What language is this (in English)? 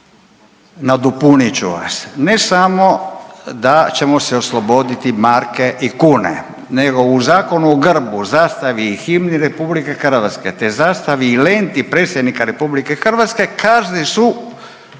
Croatian